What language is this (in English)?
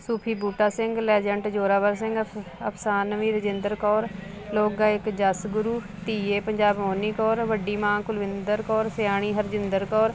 Punjabi